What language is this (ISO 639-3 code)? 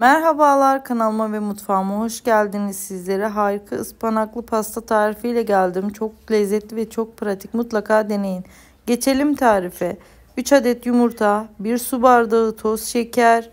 tur